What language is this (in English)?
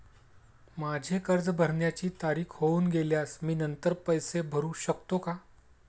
Marathi